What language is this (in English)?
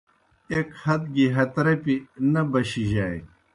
Kohistani Shina